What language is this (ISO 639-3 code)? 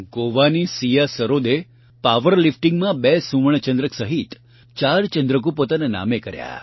guj